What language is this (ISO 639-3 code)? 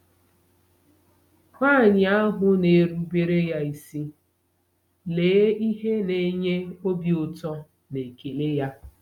ibo